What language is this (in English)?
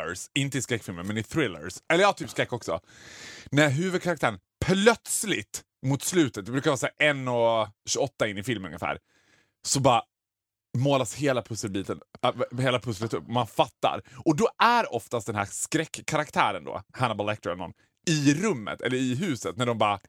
Swedish